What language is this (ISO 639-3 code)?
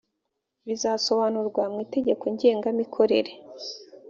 kin